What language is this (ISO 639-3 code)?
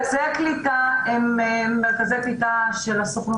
heb